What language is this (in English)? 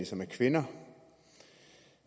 Danish